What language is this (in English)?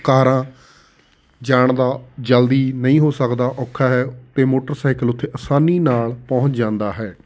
Punjabi